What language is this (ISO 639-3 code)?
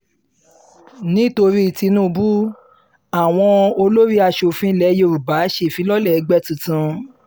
yor